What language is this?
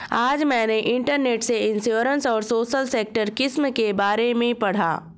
Hindi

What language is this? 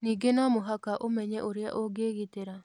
Kikuyu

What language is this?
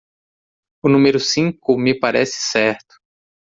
Portuguese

